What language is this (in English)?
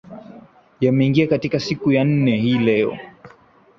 Swahili